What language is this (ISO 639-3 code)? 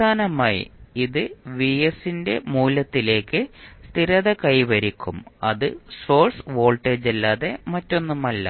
mal